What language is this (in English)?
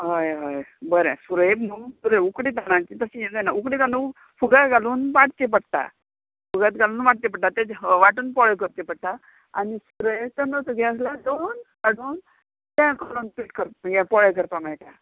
Konkani